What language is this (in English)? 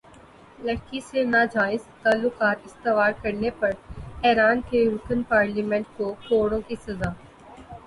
Urdu